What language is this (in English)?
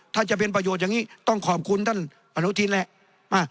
Thai